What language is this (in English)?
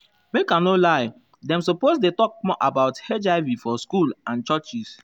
Nigerian Pidgin